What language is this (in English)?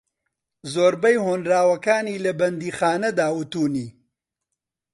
Central Kurdish